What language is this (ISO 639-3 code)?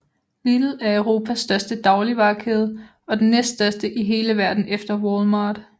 dan